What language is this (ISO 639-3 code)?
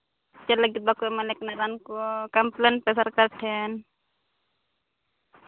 sat